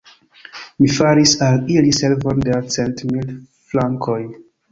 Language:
Esperanto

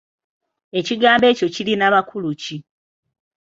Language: Ganda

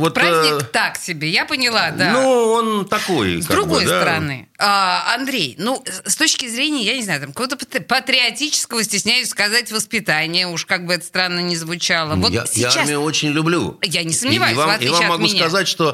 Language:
Russian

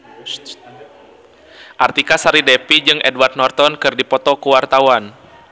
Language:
Sundanese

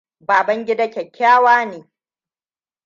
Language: Hausa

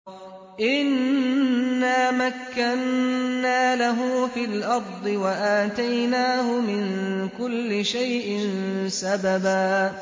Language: Arabic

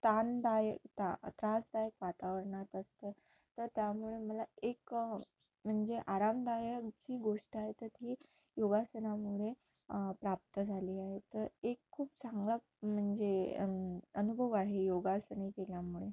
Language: Marathi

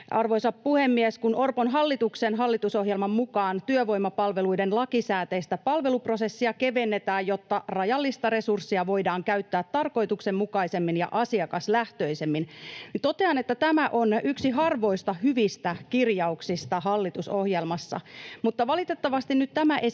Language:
Finnish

